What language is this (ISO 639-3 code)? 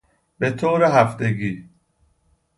fas